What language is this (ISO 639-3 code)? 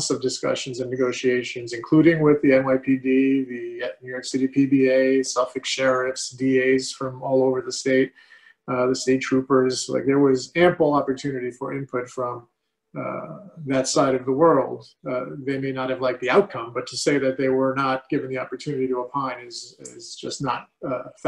eng